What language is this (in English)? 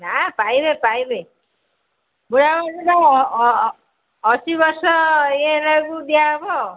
Odia